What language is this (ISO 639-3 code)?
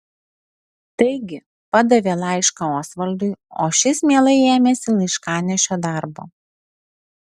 lit